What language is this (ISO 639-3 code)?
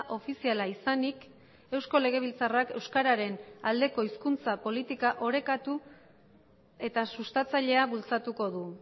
eus